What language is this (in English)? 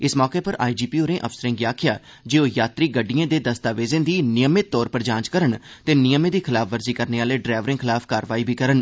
Dogri